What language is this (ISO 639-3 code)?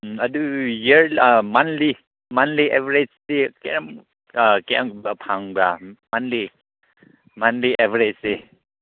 mni